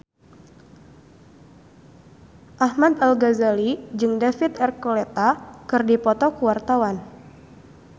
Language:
Sundanese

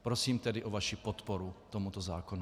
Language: Czech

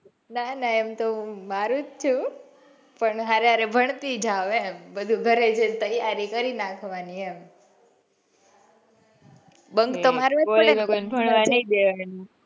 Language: Gujarati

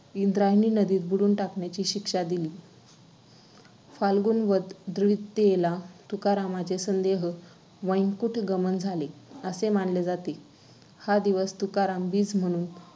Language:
Marathi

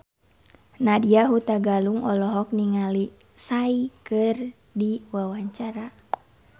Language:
Sundanese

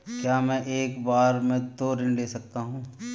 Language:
Hindi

